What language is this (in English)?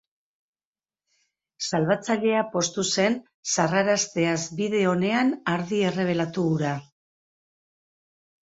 Basque